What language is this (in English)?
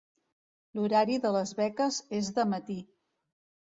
Catalan